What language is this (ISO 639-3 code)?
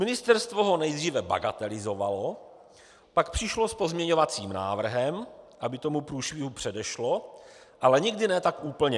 ces